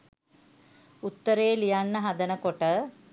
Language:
Sinhala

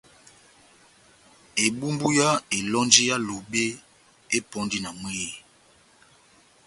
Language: Batanga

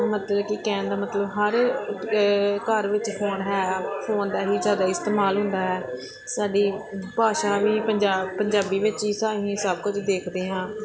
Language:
Punjabi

